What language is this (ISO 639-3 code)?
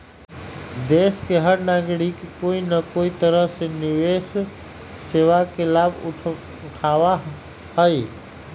mag